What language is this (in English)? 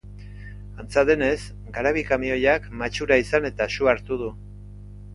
Basque